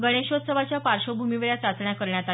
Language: Marathi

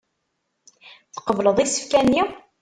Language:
Kabyle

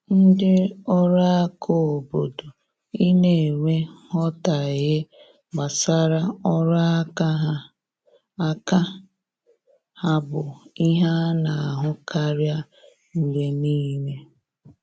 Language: Igbo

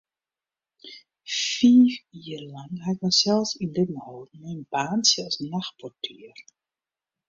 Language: Western Frisian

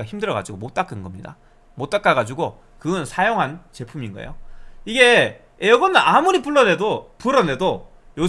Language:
Korean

